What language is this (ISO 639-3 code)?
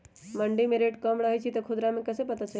mag